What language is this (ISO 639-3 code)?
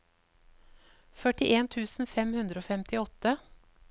nor